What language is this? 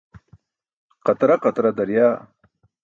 Burushaski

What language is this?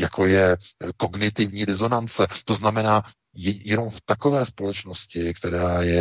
Czech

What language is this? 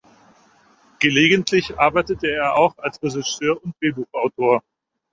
German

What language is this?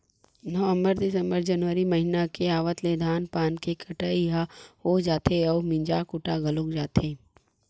Chhattisgarhi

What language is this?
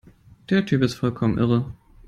German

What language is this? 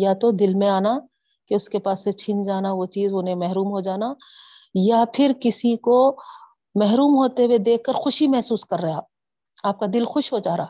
Urdu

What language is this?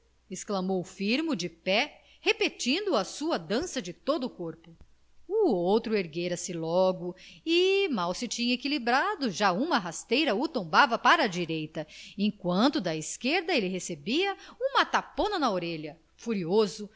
Portuguese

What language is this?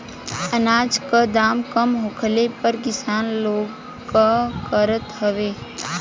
Bhojpuri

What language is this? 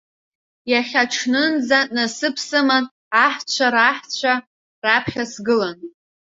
Abkhazian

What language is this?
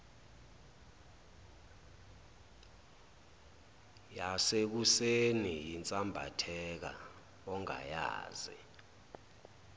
Zulu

